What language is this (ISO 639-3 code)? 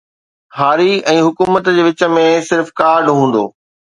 snd